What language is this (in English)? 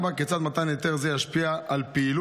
Hebrew